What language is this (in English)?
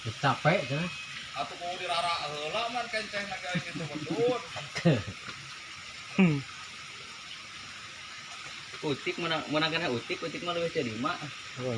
Indonesian